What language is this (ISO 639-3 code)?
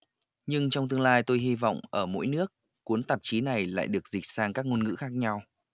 vie